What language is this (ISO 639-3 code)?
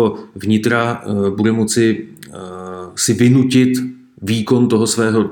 ces